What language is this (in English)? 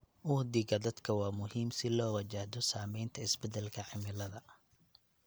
Somali